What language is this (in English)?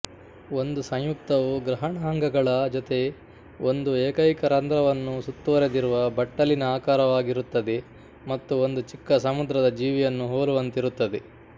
Kannada